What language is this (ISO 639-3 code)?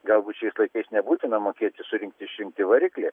lit